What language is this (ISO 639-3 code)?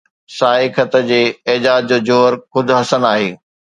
snd